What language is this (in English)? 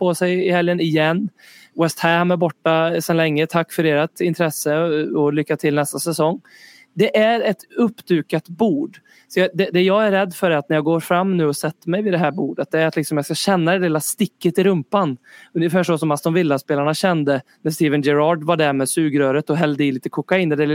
Swedish